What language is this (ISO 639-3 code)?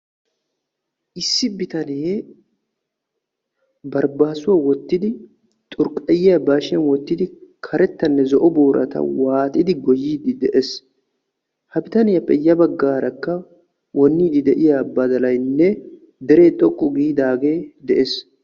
wal